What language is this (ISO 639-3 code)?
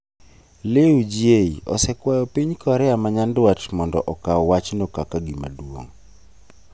luo